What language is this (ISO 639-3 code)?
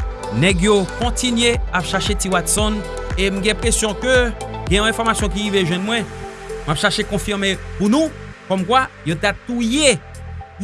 fra